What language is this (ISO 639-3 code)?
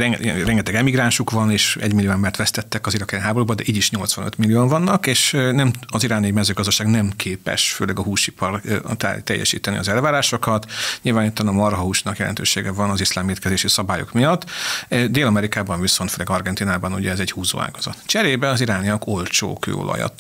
hun